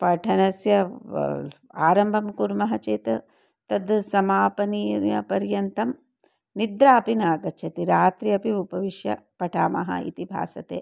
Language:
Sanskrit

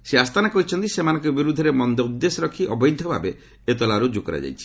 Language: Odia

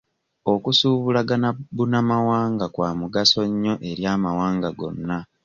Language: Ganda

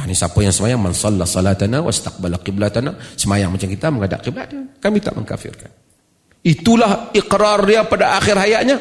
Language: Malay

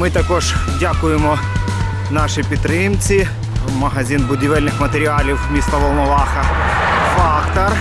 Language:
Ukrainian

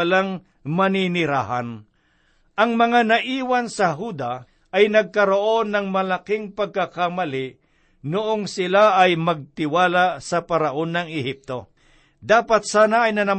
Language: Filipino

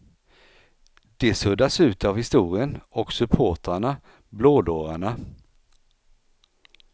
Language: Swedish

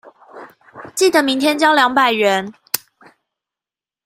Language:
Chinese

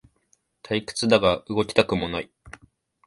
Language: Japanese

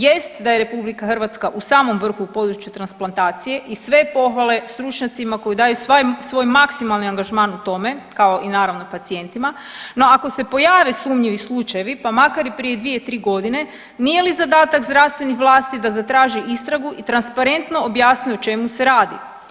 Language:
Croatian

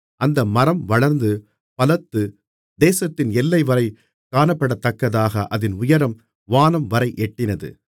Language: Tamil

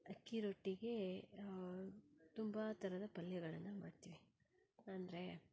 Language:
Kannada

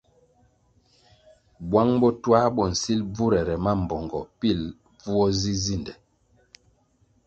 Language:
Kwasio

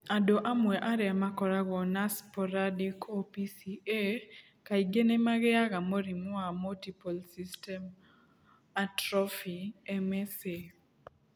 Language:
Kikuyu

